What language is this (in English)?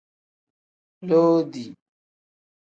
Tem